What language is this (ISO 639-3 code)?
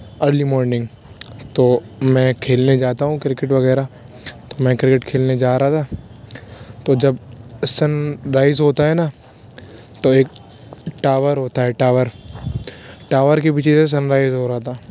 urd